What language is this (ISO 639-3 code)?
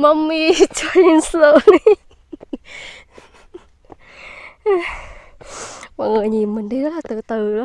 vie